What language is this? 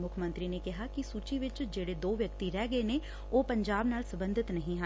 Punjabi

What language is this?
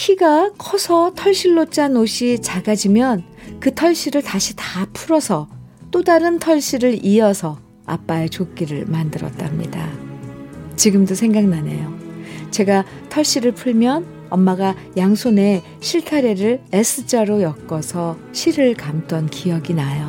Korean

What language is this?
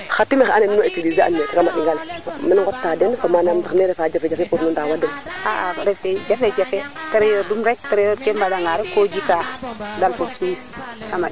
Serer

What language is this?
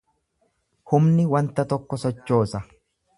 Oromo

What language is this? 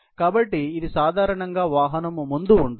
Telugu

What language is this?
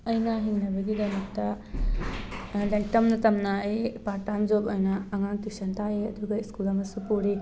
Manipuri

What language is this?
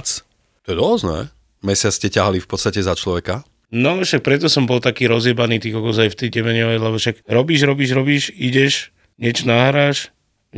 Slovak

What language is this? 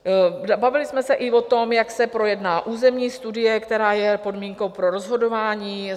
Czech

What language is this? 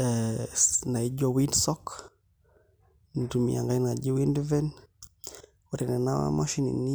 Masai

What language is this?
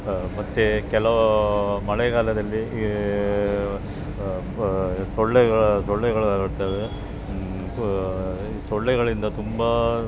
Kannada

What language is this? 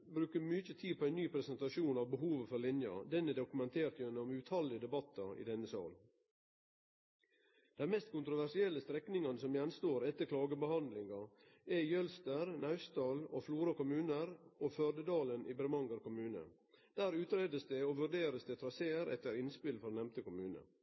Norwegian Nynorsk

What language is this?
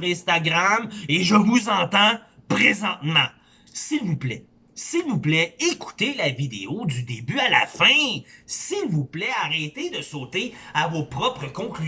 French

